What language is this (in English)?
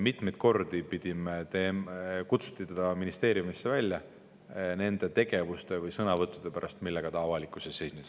Estonian